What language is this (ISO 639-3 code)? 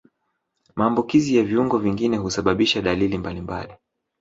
swa